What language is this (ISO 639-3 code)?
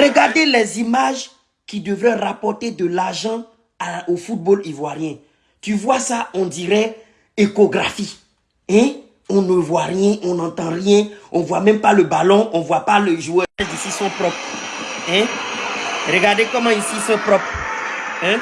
fra